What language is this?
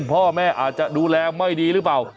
Thai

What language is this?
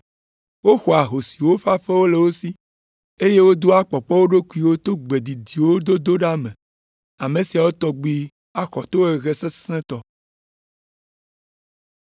Ewe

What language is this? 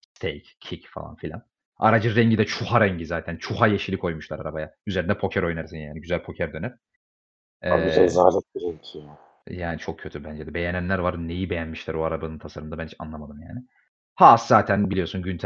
Turkish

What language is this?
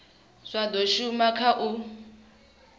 Venda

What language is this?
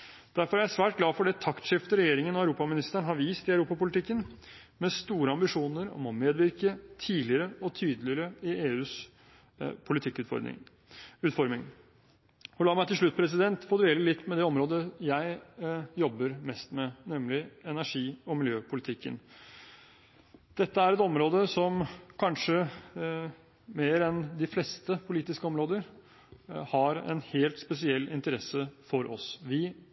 Norwegian Bokmål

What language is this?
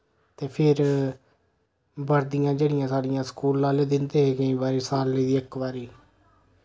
Dogri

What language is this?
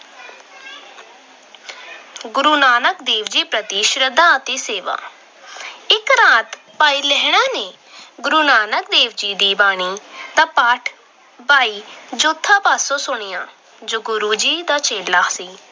Punjabi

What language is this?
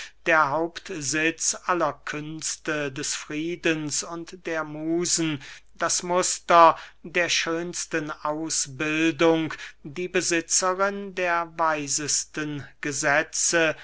German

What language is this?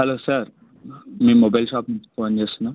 Telugu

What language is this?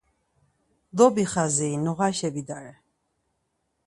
Laz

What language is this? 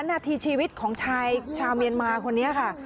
Thai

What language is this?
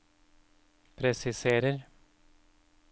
Norwegian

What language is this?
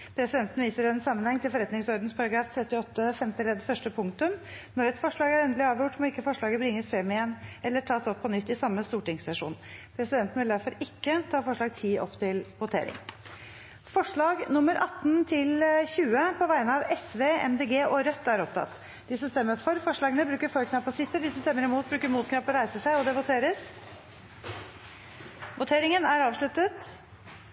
Norwegian Bokmål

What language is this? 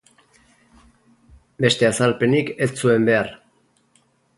Basque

